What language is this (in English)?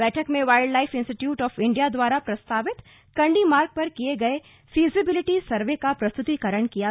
Hindi